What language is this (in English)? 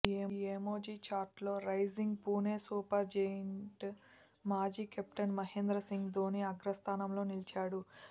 Telugu